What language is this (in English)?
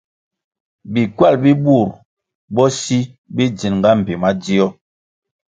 Kwasio